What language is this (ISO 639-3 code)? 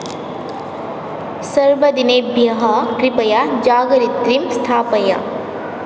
san